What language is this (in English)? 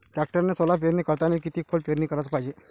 Marathi